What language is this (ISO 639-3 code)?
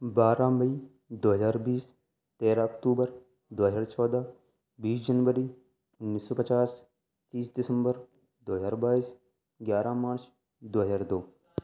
urd